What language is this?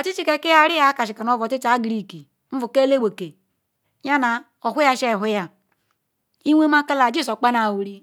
Ikwere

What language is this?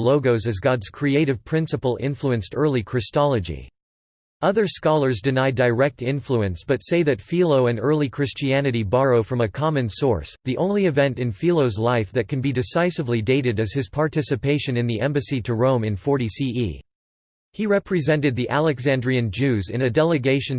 English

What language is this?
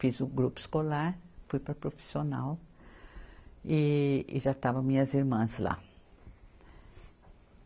Portuguese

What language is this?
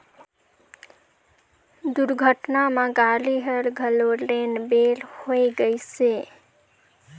Chhattisgarhi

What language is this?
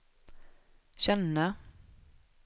Swedish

